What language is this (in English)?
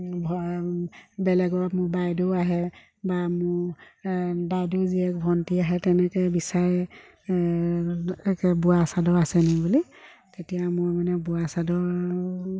Assamese